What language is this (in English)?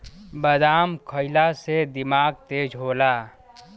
Bhojpuri